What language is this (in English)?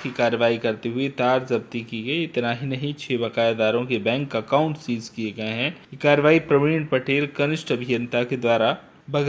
Hindi